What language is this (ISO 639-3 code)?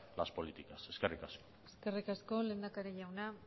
eus